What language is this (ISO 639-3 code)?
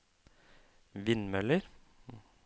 nor